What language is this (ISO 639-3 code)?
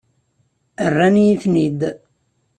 kab